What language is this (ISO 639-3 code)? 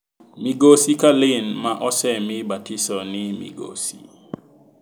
luo